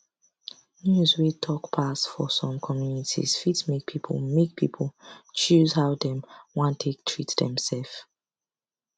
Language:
Nigerian Pidgin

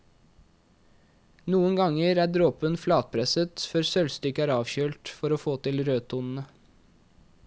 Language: Norwegian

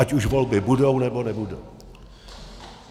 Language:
Czech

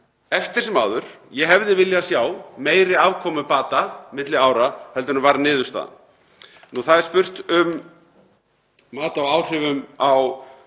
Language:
Icelandic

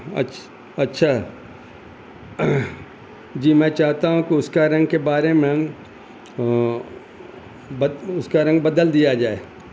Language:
Urdu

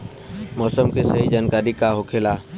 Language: Bhojpuri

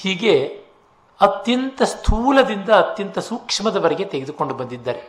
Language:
Kannada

